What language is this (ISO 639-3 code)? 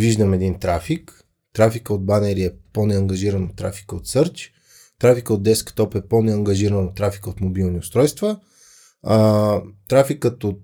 bul